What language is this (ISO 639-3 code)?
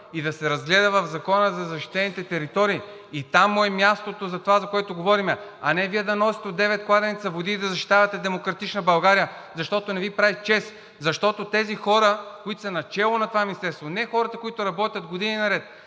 bul